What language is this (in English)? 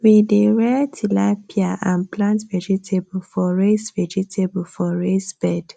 Nigerian Pidgin